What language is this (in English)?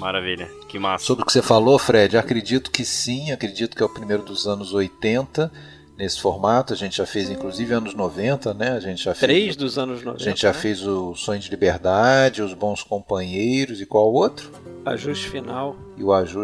Portuguese